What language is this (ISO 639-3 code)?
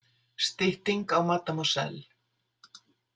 isl